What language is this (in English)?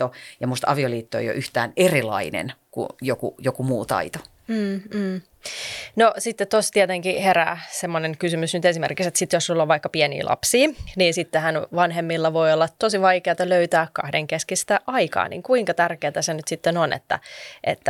Finnish